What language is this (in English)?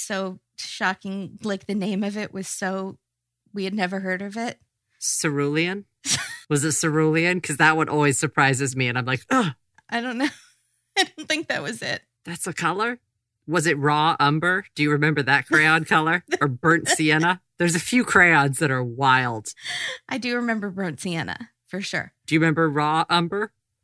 English